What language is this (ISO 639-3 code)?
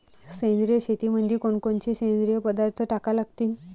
mar